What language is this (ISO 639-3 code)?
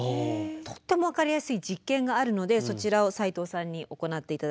jpn